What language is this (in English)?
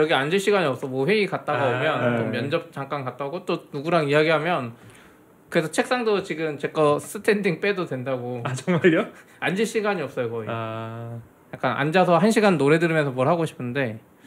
Korean